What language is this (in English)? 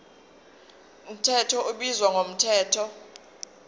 Zulu